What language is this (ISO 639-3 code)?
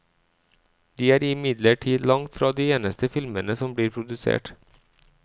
nor